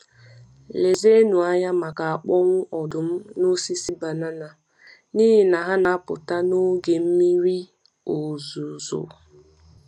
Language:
Igbo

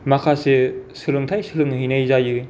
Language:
Bodo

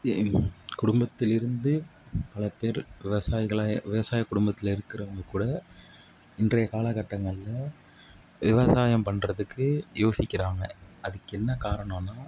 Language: Tamil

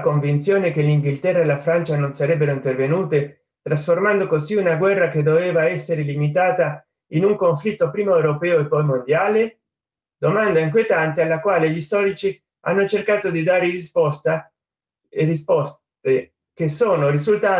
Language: Italian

